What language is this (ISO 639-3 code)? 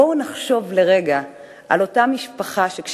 heb